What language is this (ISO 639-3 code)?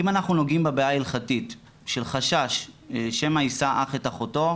heb